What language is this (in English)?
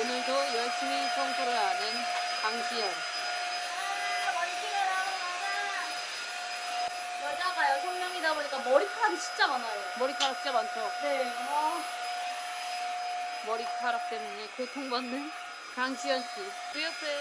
Korean